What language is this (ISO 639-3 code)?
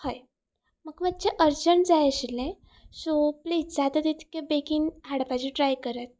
kok